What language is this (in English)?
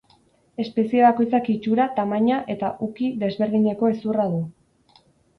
Basque